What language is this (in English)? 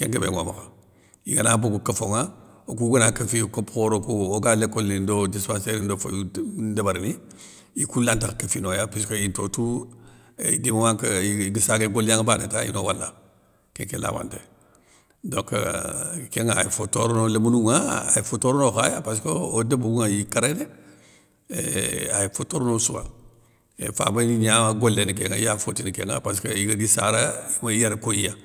Soninke